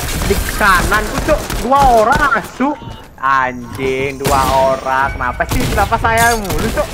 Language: Indonesian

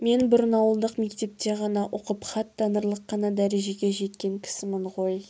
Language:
Kazakh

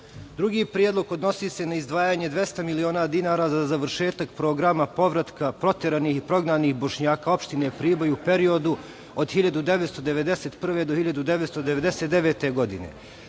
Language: Serbian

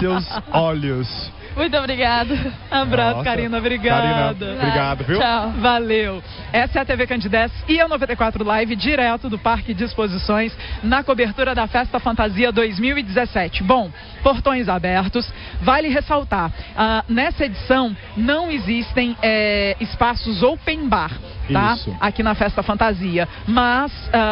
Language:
Portuguese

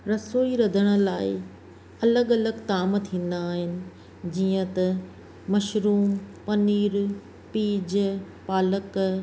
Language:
Sindhi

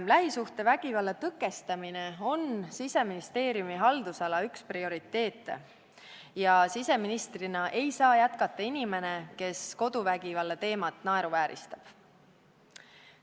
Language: Estonian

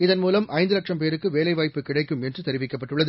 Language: Tamil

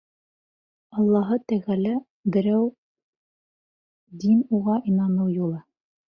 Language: Bashkir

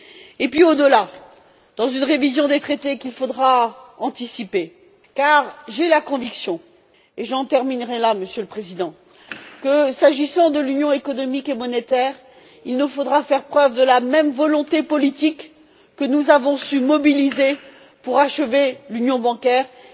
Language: French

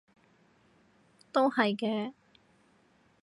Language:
Cantonese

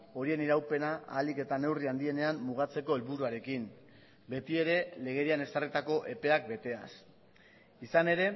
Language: Basque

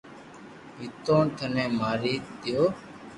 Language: Loarki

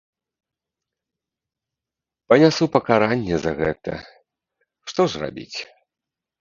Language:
Belarusian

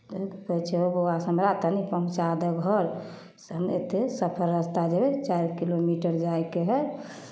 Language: Maithili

